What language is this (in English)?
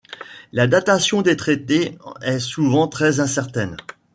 French